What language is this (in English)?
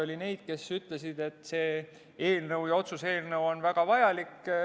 Estonian